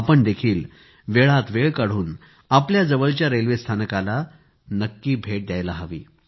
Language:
Marathi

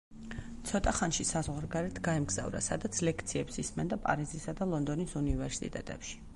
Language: Georgian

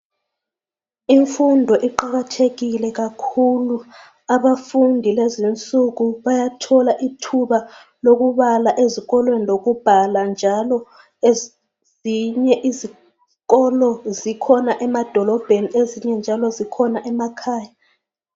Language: North Ndebele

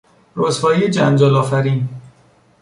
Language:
Persian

